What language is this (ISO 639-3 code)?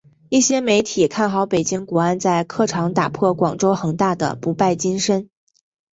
zho